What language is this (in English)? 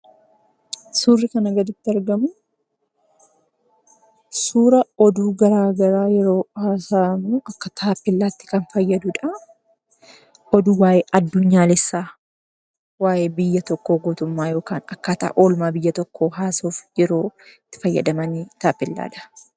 Oromo